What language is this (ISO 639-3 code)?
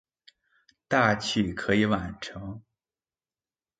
zho